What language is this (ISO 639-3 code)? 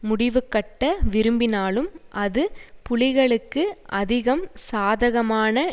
tam